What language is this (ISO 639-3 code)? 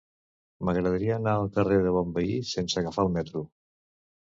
cat